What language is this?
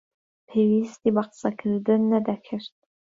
Central Kurdish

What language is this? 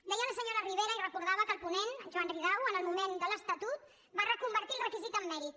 Catalan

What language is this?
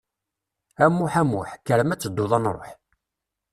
Kabyle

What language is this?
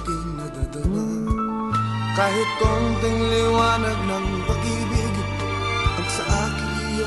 Arabic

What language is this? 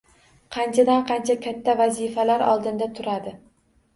Uzbek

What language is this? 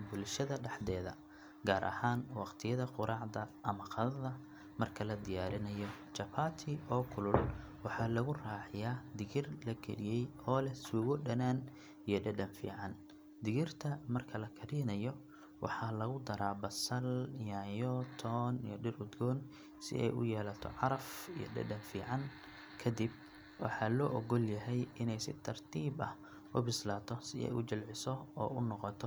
Somali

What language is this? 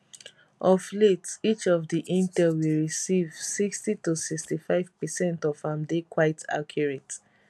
Nigerian Pidgin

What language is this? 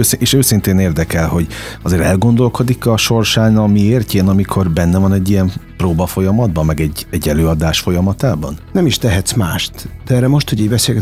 Hungarian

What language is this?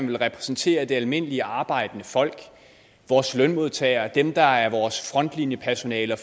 Danish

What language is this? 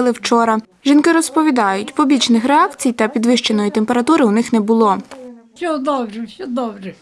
Ukrainian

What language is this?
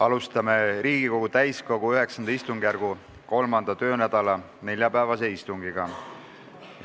Estonian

